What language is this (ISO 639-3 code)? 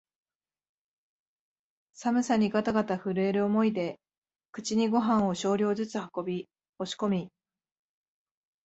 jpn